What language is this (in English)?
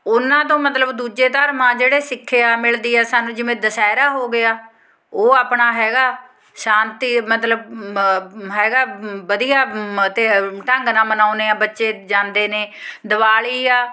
Punjabi